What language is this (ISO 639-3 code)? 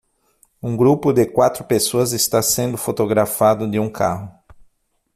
por